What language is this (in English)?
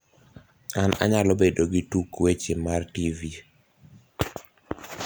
Luo (Kenya and Tanzania)